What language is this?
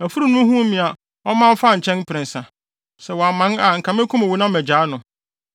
Akan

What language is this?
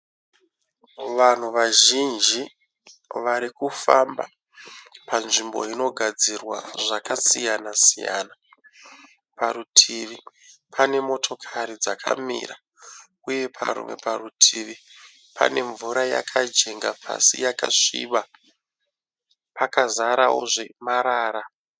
Shona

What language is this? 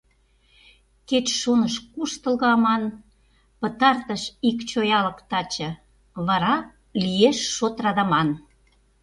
Mari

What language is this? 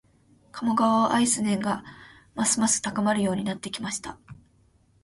Japanese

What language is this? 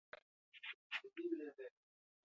Basque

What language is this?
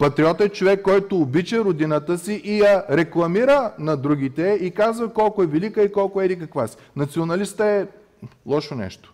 Bulgarian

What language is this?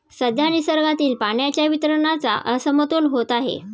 Marathi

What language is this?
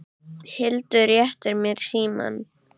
Icelandic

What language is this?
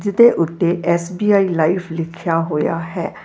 Punjabi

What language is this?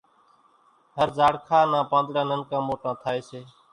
Kachi Koli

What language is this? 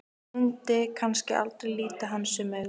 Icelandic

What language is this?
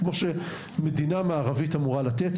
Hebrew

